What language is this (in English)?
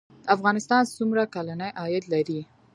Pashto